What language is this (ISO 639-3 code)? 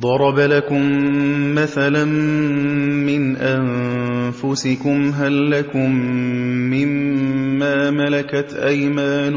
ara